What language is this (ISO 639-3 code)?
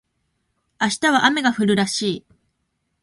jpn